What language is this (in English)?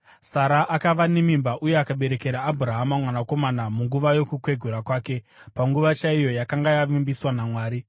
Shona